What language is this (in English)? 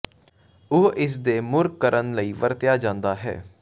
Punjabi